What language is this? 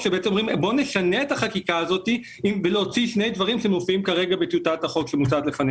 Hebrew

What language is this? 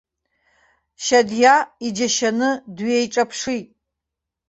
Abkhazian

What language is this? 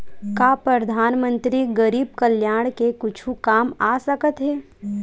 Chhattisgarhi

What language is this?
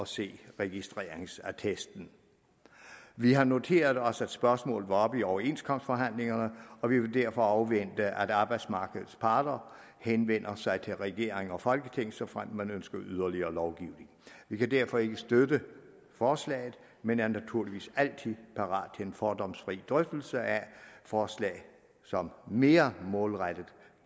Danish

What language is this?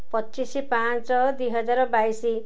Odia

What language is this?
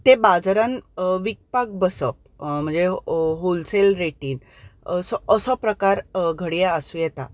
Konkani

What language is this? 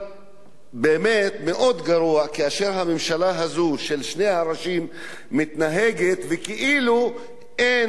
Hebrew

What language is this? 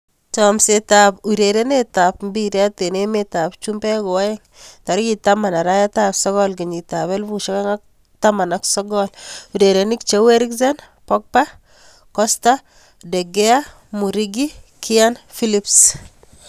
Kalenjin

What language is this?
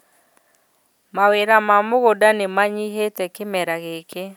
Kikuyu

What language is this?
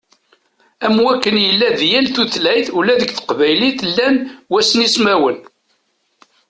Kabyle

